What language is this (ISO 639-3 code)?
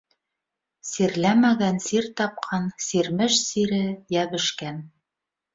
bak